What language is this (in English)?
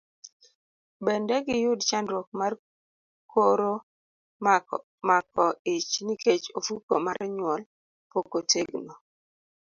Luo (Kenya and Tanzania)